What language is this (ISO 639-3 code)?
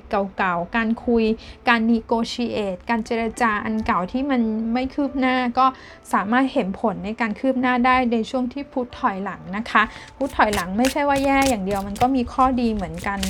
tha